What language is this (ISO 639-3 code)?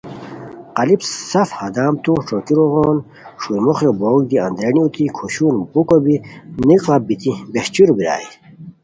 khw